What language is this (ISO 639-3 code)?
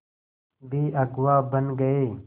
hin